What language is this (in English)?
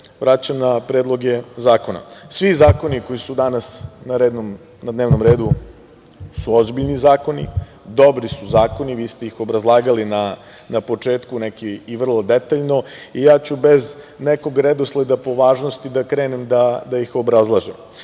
Serbian